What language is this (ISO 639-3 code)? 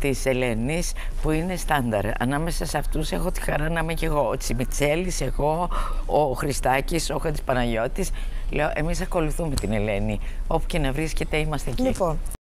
ell